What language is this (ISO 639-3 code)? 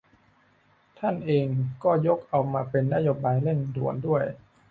tha